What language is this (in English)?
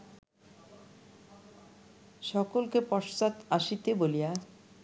Bangla